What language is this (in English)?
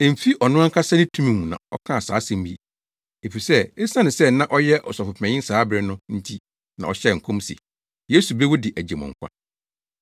Akan